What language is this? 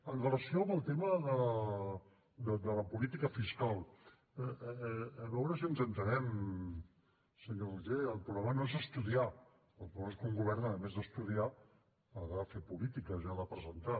Catalan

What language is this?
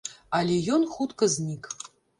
Belarusian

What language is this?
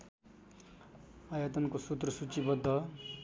Nepali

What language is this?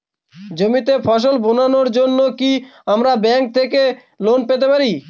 Bangla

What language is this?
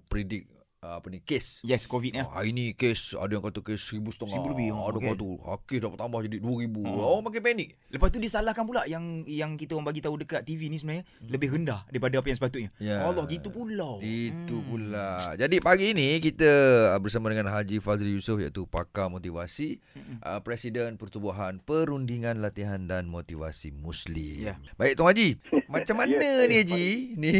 Malay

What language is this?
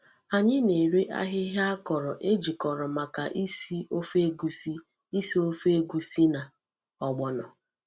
Igbo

